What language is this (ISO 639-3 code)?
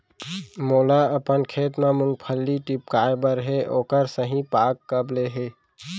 hne